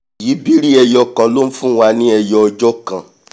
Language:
Yoruba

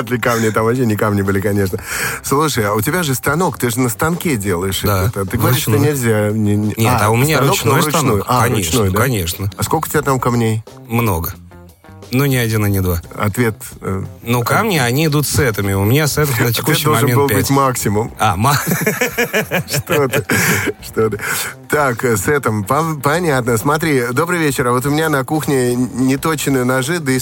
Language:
Russian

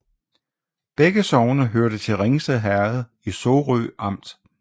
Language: Danish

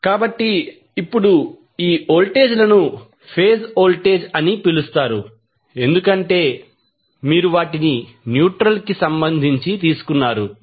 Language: Telugu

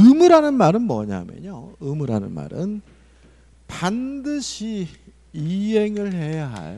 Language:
Korean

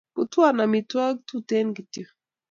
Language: Kalenjin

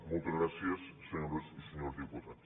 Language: Catalan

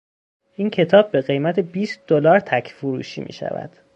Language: Persian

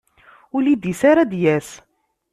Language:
Kabyle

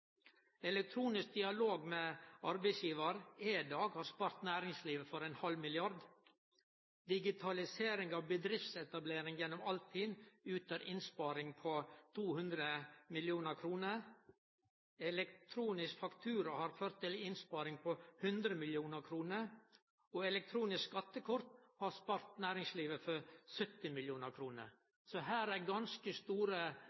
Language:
Norwegian Nynorsk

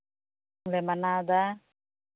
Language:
Santali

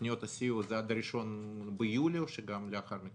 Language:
Hebrew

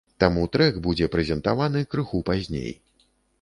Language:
Belarusian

